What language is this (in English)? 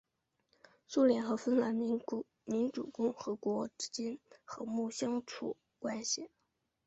Chinese